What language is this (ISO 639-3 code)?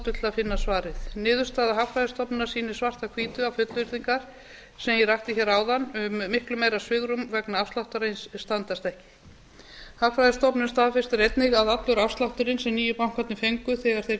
isl